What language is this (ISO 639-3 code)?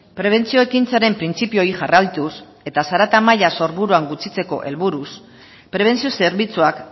eus